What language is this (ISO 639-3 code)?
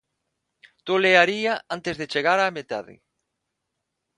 glg